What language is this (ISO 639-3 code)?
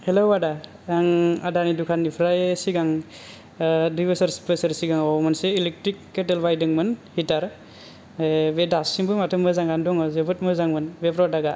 brx